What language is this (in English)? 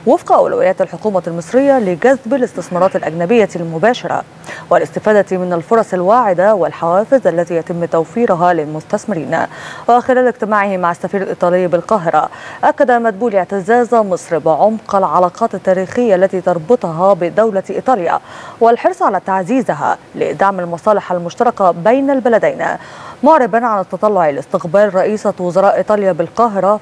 Arabic